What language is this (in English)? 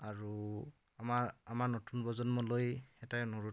Assamese